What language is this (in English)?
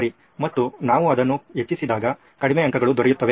Kannada